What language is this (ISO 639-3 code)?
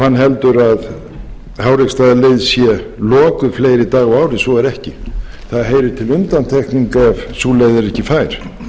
isl